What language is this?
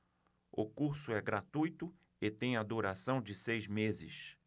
Portuguese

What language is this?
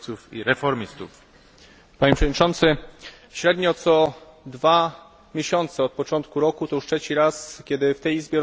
Polish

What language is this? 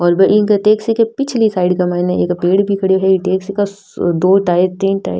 Rajasthani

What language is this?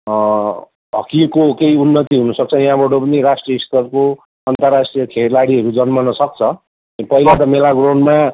Nepali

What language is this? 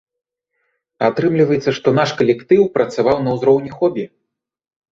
Belarusian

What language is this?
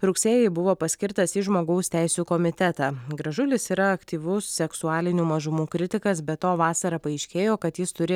Lithuanian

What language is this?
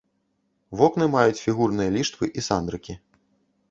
Belarusian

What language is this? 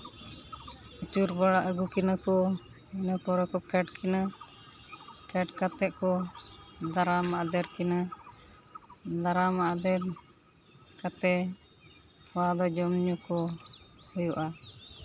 Santali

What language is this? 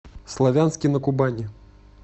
Russian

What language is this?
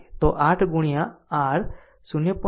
Gujarati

